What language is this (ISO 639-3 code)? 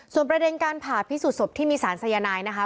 tha